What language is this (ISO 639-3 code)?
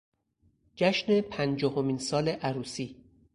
fas